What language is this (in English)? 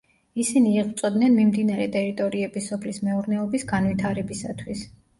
Georgian